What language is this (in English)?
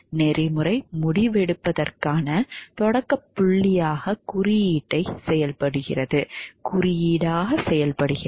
Tamil